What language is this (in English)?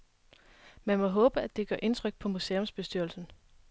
Danish